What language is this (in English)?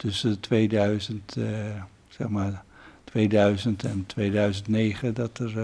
Dutch